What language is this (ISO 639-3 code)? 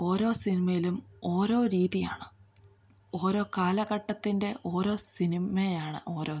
mal